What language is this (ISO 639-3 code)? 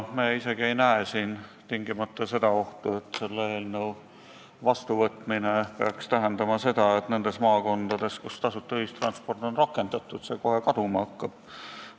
est